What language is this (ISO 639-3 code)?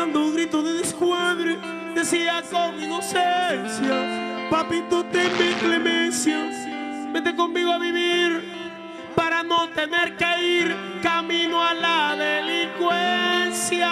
spa